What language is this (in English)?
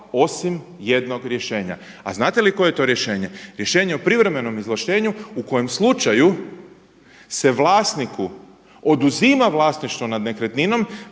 Croatian